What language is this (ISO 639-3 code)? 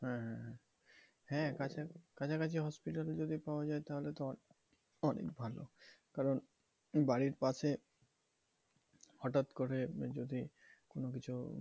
ben